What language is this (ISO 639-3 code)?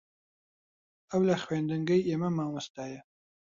ckb